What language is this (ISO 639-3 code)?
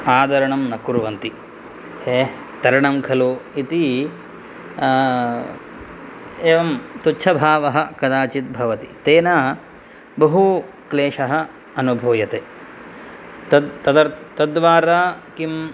san